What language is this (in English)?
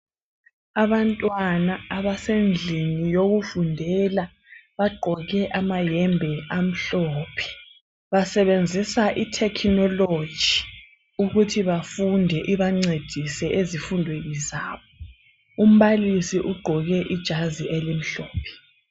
North Ndebele